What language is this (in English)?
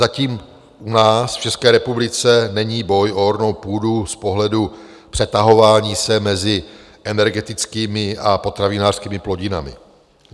Czech